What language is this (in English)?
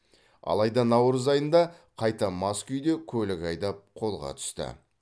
Kazakh